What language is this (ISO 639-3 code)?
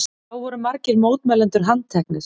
isl